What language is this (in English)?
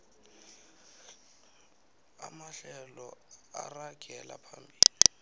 South Ndebele